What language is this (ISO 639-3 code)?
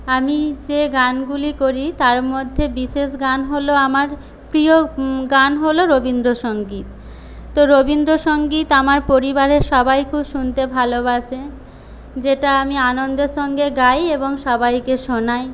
ben